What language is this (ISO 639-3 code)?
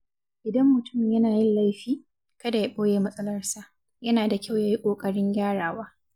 hau